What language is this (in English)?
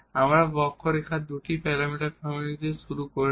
Bangla